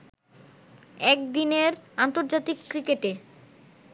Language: Bangla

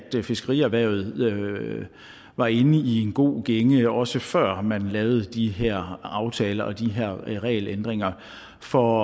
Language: Danish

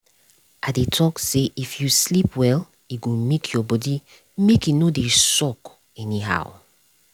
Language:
Nigerian Pidgin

